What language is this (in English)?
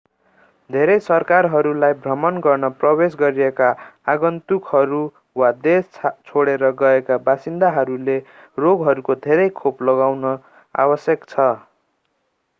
Nepali